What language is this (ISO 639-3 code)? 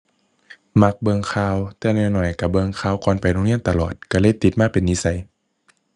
tha